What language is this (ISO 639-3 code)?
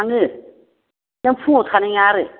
brx